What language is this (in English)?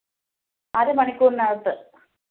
Malayalam